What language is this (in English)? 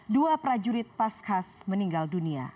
Indonesian